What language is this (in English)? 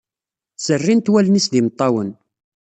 Kabyle